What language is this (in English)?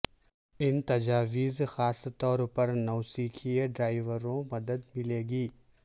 Urdu